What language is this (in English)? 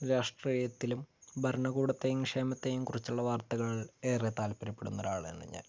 Malayalam